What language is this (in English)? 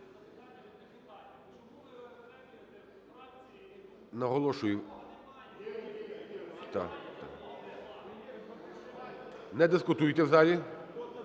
Ukrainian